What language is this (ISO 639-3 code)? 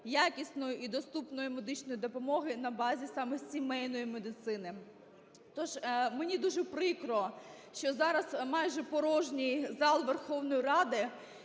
ukr